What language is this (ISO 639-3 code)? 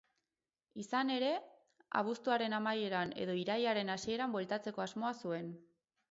eus